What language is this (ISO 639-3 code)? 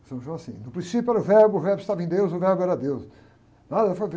por